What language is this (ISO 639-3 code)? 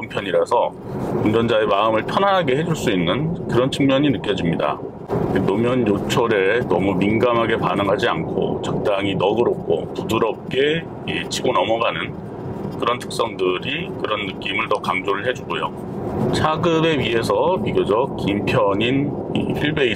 kor